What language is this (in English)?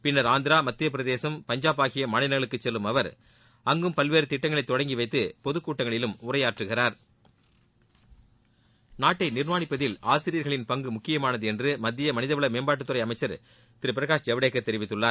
Tamil